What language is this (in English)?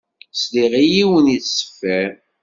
Kabyle